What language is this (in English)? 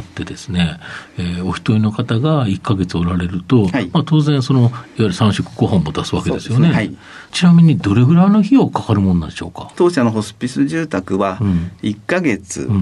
Japanese